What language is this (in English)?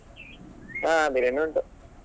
Kannada